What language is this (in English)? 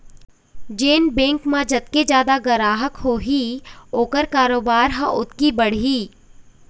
Chhattisgarhi